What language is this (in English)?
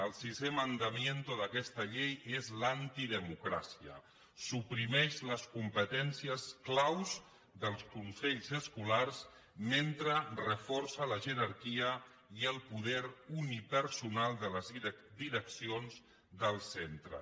Catalan